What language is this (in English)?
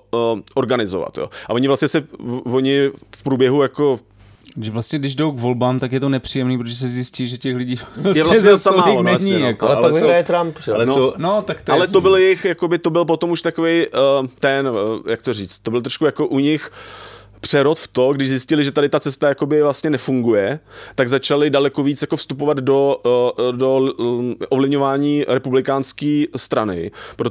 Czech